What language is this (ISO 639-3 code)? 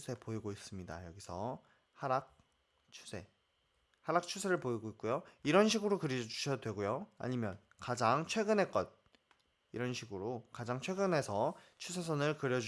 kor